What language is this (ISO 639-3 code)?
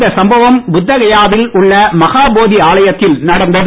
tam